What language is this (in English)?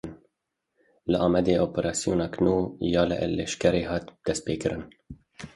Kurdish